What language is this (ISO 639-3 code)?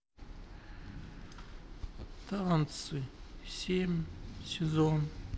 rus